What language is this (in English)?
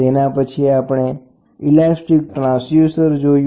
Gujarati